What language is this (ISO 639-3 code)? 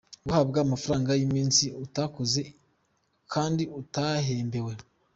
kin